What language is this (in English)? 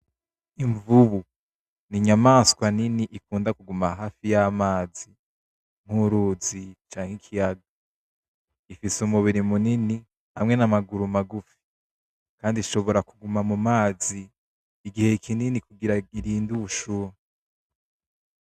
Rundi